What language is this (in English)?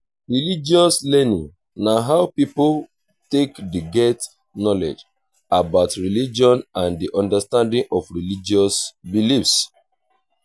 Nigerian Pidgin